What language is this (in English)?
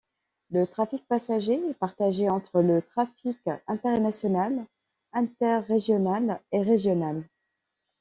French